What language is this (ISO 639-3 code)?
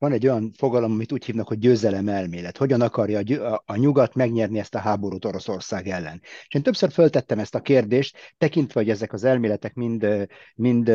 hun